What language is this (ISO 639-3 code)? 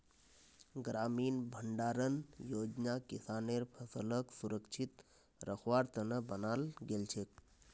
mag